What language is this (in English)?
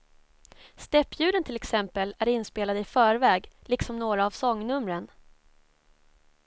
Swedish